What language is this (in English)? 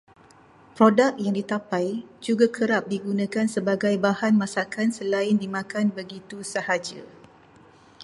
Malay